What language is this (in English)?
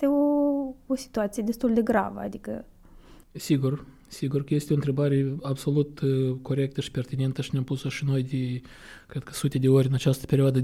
Romanian